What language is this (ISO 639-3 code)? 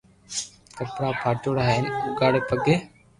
lrk